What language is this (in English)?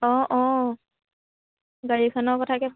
Assamese